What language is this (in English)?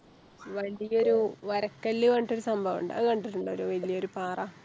Malayalam